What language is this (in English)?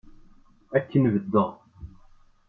Kabyle